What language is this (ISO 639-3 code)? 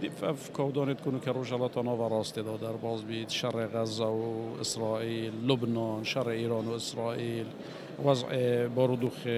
fas